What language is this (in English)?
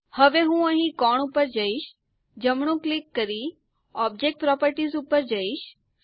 Gujarati